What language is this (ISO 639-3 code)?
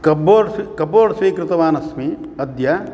san